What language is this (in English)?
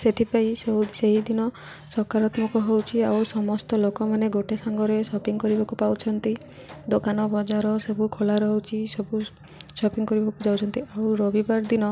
Odia